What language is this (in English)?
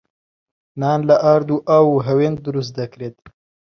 Central Kurdish